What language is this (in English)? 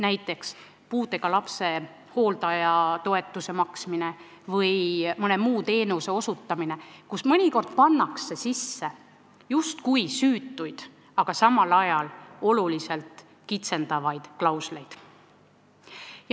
Estonian